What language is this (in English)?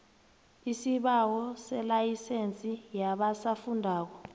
South Ndebele